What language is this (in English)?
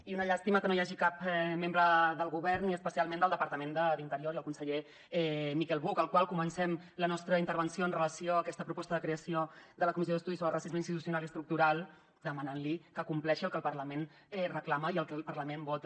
Catalan